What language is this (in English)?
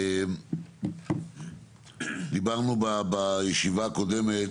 Hebrew